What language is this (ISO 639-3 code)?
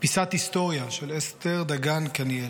heb